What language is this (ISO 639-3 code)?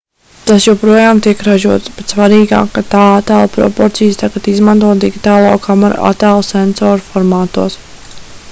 lav